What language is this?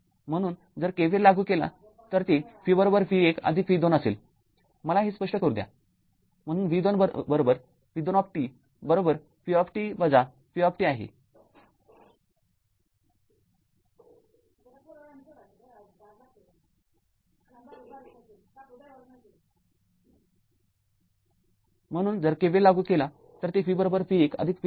Marathi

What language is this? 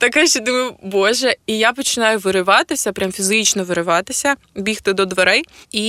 Ukrainian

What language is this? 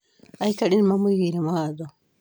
Kikuyu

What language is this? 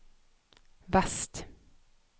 Norwegian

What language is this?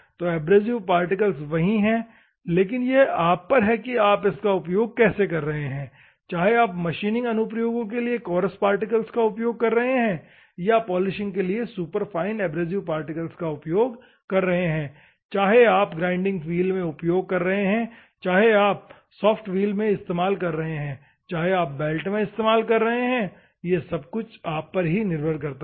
Hindi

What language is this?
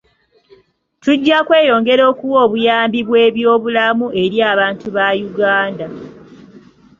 Ganda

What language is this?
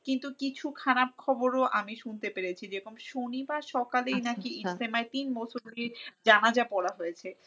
Bangla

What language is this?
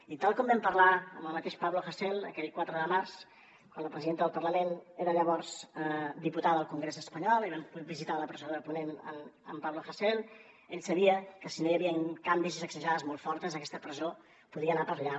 Catalan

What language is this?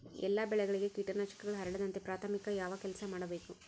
Kannada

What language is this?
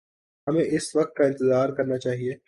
Urdu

